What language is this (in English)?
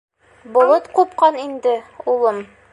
Bashkir